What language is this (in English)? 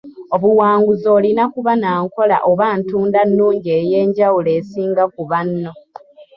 Ganda